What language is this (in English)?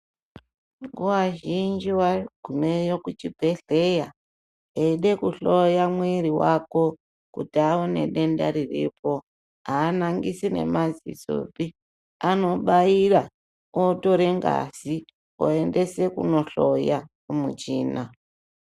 Ndau